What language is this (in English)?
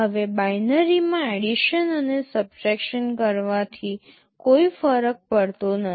Gujarati